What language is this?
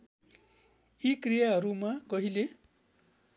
Nepali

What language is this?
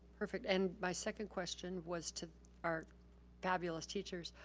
English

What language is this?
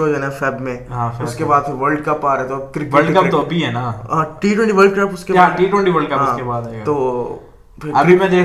Urdu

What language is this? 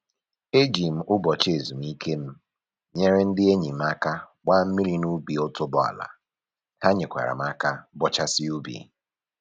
Igbo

